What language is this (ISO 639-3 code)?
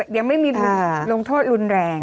tha